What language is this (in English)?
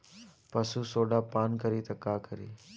Bhojpuri